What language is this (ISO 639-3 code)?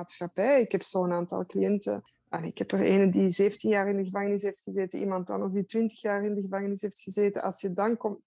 nld